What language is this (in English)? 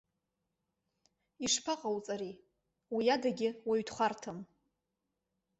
Abkhazian